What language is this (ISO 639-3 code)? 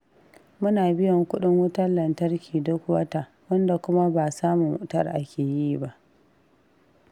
hau